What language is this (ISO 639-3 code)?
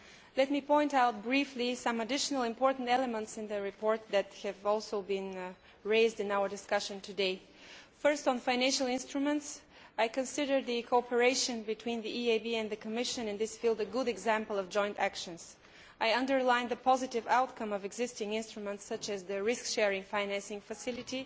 eng